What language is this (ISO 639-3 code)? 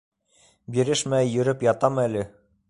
bak